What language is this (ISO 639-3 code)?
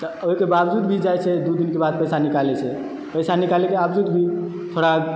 mai